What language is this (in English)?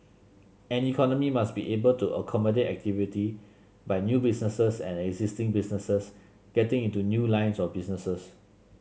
English